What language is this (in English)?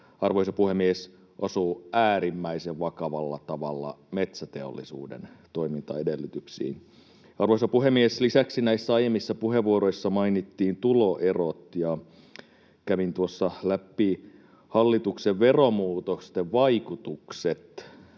Finnish